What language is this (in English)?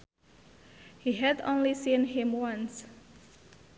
Sundanese